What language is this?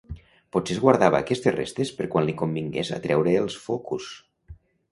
Catalan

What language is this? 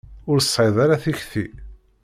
Kabyle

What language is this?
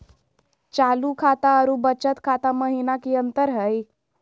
Magahi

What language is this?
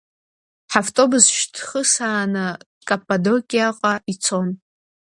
Abkhazian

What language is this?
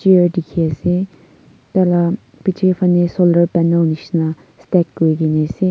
Naga Pidgin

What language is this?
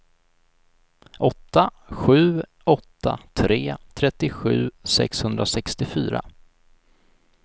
Swedish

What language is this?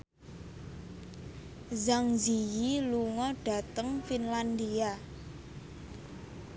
Javanese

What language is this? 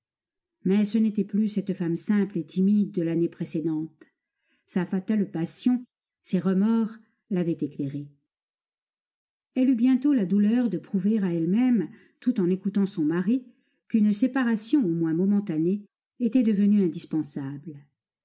French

